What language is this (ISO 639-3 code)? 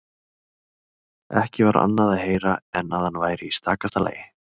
isl